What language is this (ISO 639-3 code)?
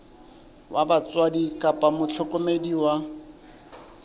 sot